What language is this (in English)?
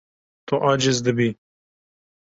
Kurdish